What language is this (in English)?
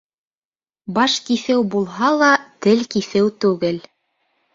Bashkir